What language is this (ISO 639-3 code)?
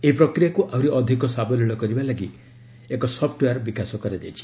ori